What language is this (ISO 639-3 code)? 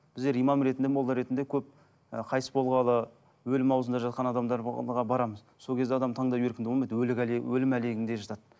kaz